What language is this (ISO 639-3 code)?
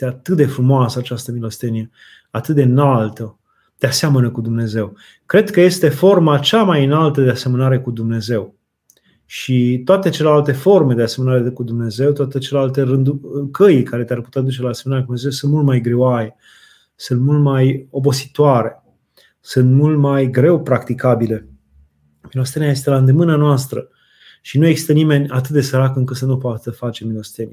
ron